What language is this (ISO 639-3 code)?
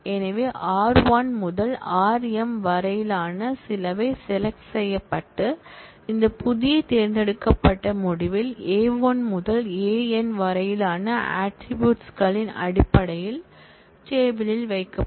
tam